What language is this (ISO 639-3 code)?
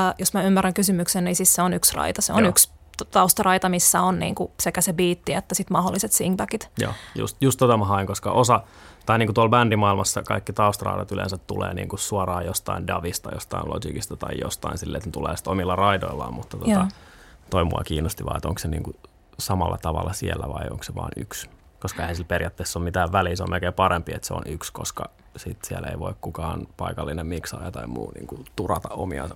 fin